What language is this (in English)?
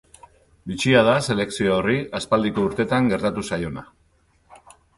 Basque